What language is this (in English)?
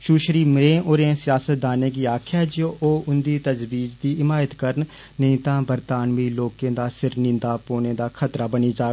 Dogri